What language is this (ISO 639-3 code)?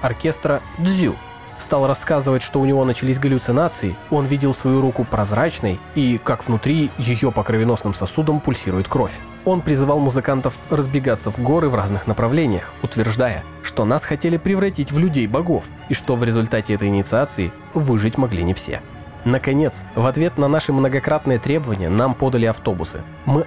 rus